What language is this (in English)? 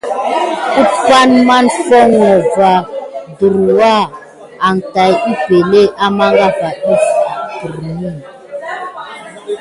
Gidar